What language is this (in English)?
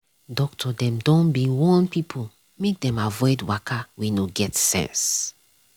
Nigerian Pidgin